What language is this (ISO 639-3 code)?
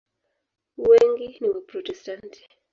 swa